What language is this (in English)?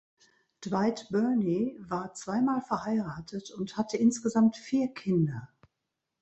German